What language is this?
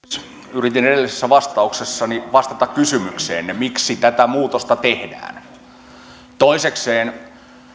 Finnish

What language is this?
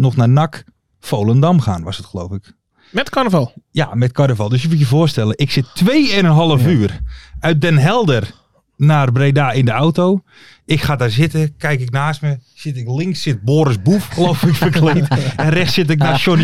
Dutch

